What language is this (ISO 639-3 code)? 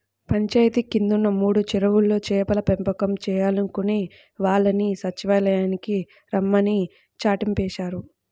tel